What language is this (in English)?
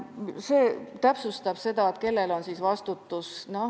Estonian